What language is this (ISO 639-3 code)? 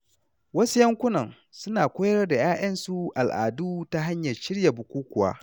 hau